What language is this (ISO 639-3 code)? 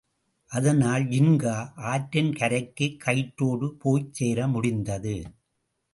tam